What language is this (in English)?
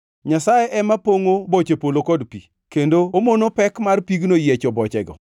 Luo (Kenya and Tanzania)